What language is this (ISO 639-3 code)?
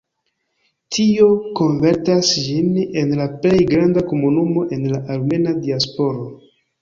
epo